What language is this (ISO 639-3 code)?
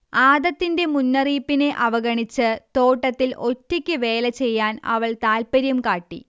mal